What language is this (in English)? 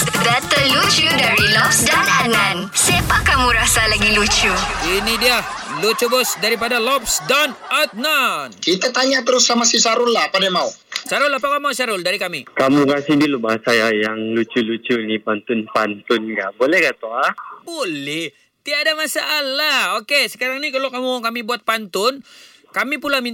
Malay